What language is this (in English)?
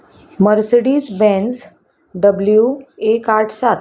Konkani